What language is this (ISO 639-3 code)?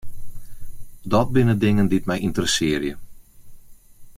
fry